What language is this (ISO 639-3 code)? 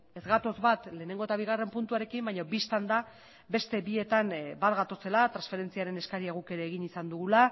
eus